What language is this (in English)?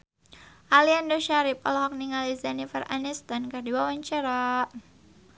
Sundanese